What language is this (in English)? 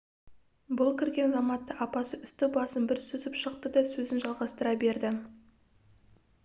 Kazakh